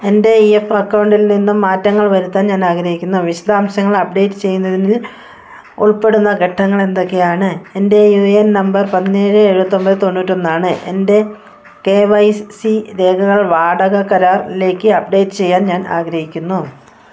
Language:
Malayalam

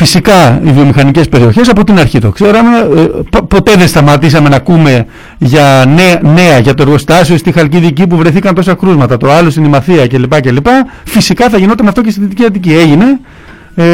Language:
Greek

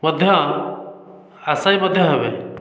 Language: Odia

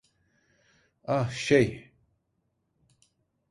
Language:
Turkish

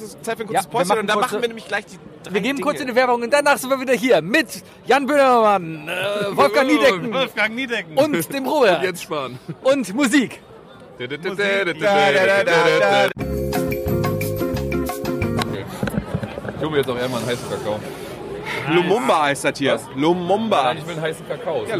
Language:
German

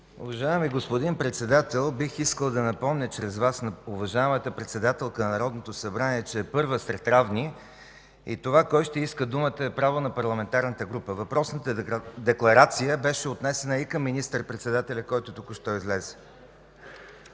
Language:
Bulgarian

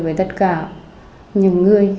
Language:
Vietnamese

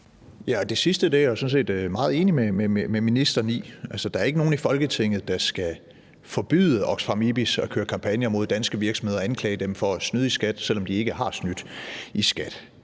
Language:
Danish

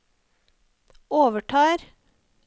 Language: Norwegian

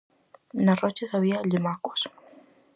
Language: Galician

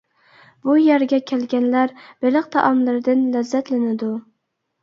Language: Uyghur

